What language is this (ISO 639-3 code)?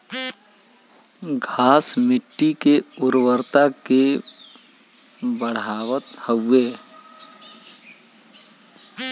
bho